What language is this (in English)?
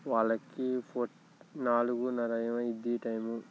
Telugu